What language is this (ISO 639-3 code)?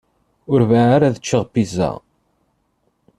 kab